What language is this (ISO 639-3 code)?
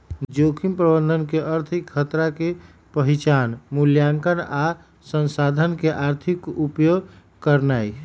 mag